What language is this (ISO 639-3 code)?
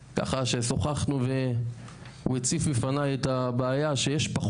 heb